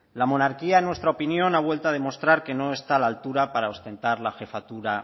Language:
Spanish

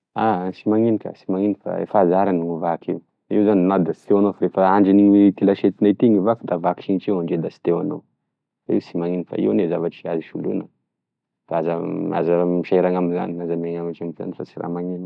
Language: Tesaka Malagasy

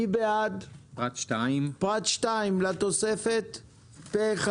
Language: Hebrew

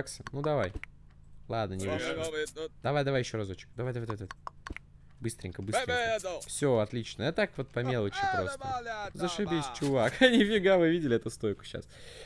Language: Russian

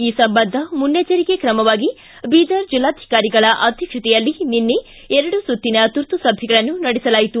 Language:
Kannada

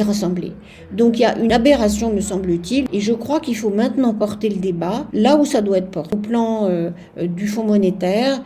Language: French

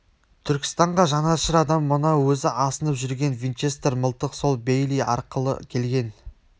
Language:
Kazakh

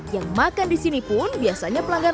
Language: Indonesian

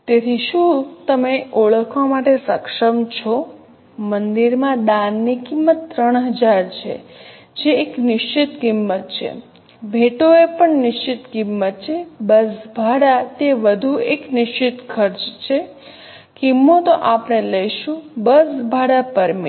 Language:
Gujarati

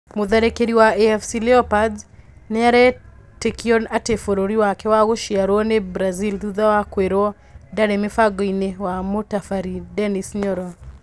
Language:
Kikuyu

